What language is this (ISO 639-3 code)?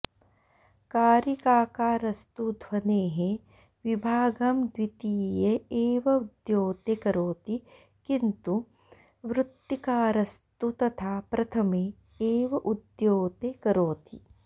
san